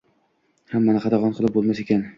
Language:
Uzbek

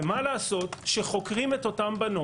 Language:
Hebrew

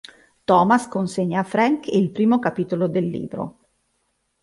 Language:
Italian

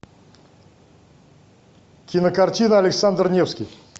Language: Russian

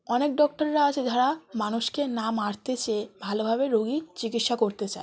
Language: Bangla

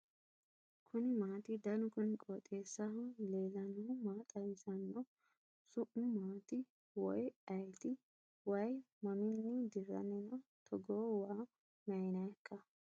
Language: Sidamo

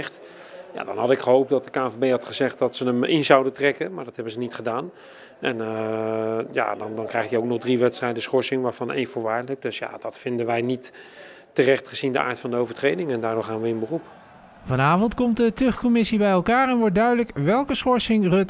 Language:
Dutch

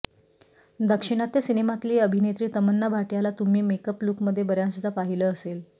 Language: Marathi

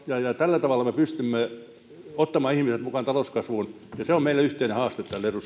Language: Finnish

